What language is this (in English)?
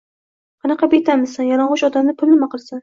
Uzbek